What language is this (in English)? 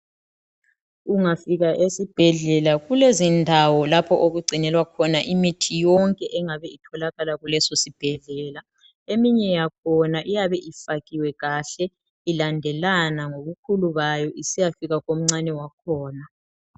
North Ndebele